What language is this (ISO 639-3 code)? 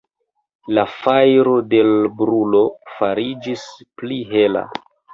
epo